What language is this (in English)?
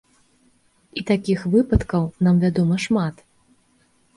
Belarusian